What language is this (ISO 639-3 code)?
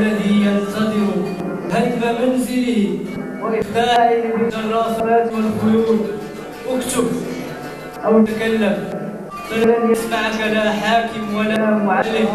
ara